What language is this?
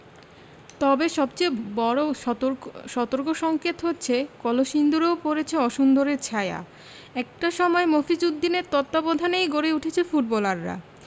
Bangla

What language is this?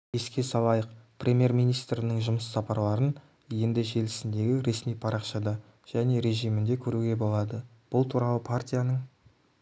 Kazakh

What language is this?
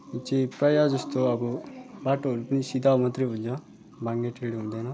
Nepali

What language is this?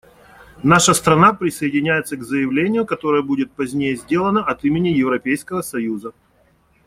Russian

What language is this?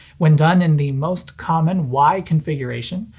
English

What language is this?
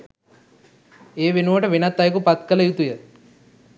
Sinhala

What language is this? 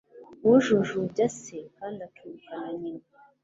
Kinyarwanda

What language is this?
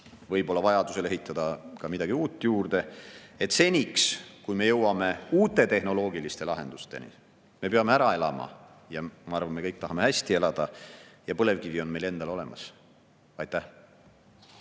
Estonian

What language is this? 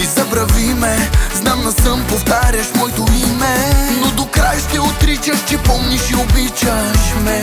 Bulgarian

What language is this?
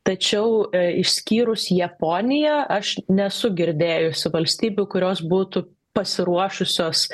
Lithuanian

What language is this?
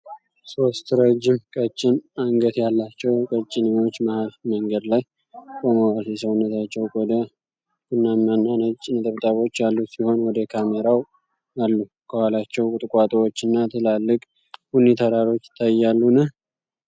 Amharic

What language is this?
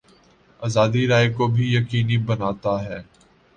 Urdu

